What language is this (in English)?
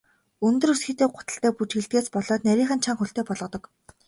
Mongolian